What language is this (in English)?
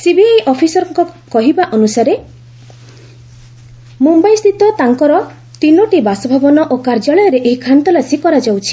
Odia